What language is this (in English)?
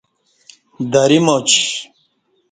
Kati